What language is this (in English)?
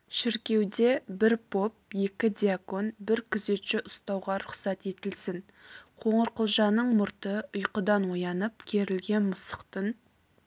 Kazakh